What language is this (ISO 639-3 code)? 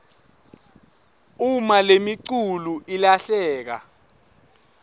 ssw